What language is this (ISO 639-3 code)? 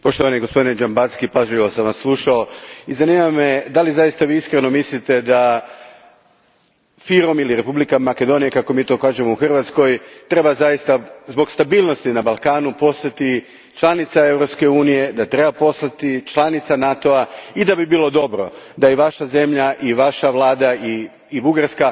hrv